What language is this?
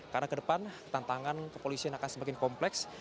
Indonesian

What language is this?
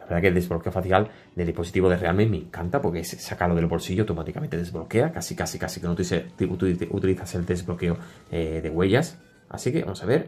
Spanish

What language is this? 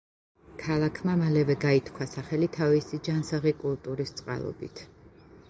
Georgian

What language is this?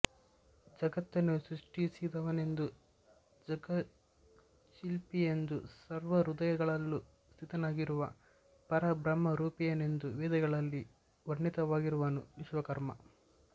Kannada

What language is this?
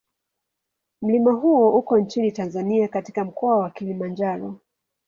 Swahili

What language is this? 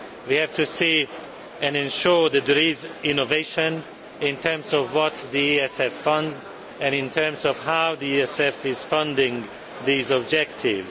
English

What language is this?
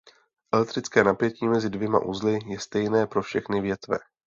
Czech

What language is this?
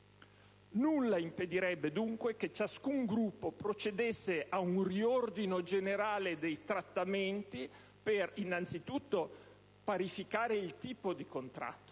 Italian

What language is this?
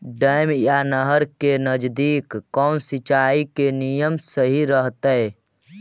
Magahi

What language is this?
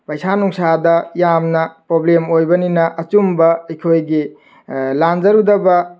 Manipuri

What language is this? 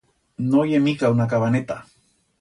Aragonese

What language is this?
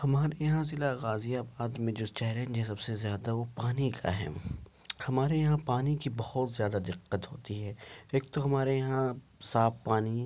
Urdu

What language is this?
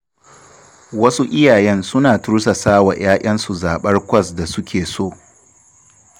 Hausa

